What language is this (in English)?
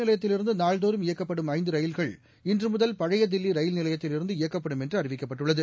Tamil